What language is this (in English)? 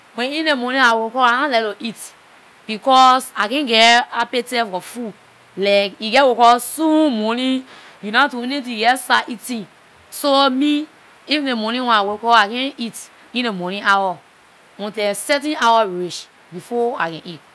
Liberian English